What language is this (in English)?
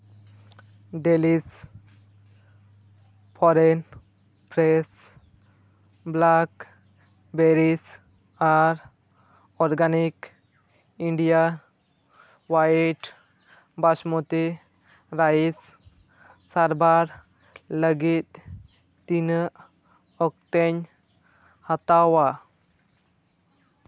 Santali